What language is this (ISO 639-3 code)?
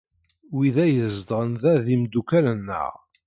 kab